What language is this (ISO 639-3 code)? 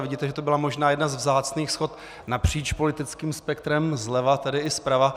ces